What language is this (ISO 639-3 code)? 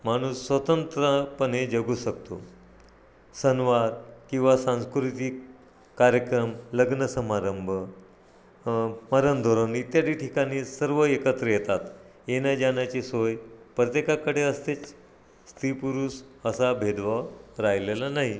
mar